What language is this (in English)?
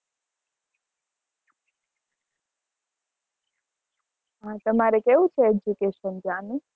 Gujarati